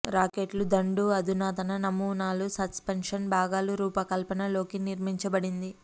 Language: Telugu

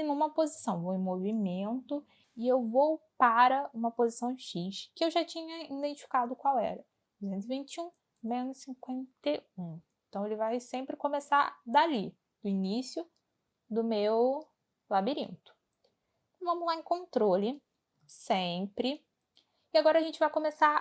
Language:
Portuguese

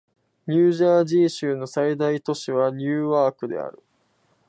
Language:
Japanese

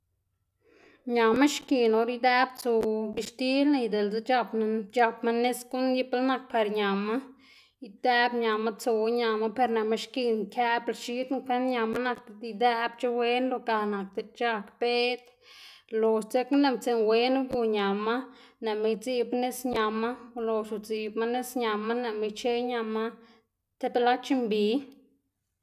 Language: Xanaguía Zapotec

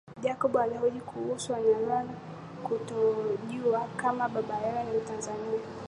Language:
Swahili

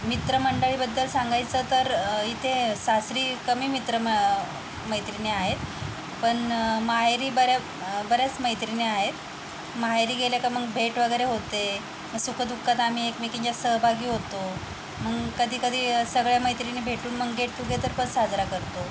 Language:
Marathi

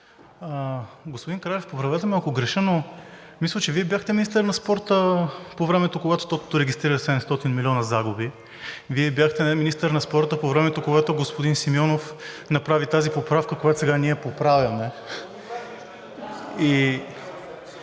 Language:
Bulgarian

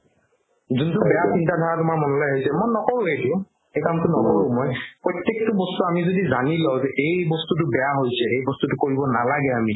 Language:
Assamese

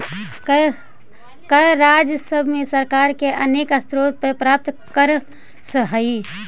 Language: Magahi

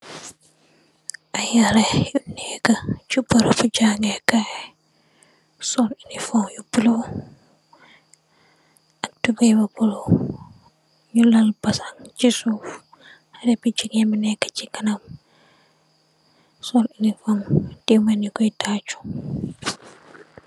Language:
Wolof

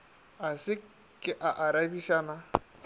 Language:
Northern Sotho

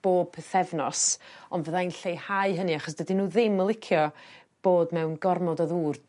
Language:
Welsh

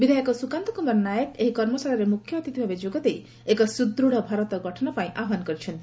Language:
Odia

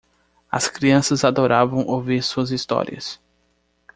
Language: Portuguese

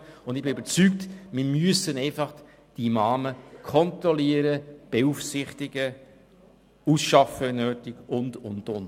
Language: Swiss German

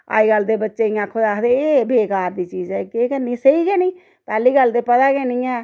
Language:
Dogri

